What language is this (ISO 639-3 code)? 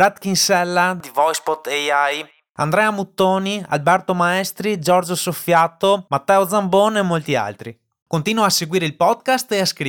ita